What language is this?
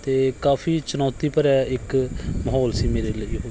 Punjabi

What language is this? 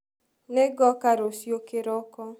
Kikuyu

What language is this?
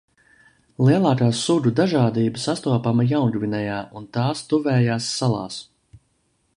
Latvian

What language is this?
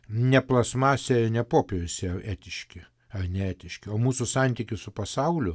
Lithuanian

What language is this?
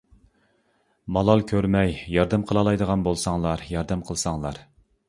Uyghur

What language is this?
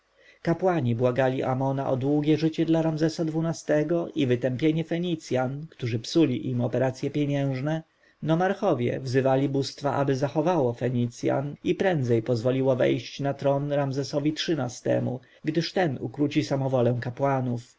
Polish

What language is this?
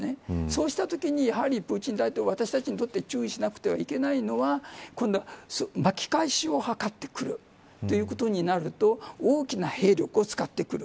Japanese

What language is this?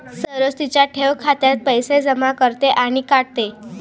Marathi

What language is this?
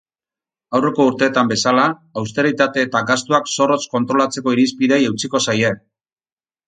Basque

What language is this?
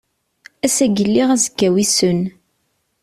Kabyle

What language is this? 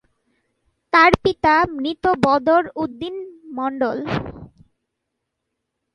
Bangla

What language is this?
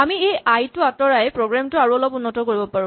Assamese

